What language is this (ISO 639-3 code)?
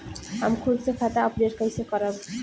bho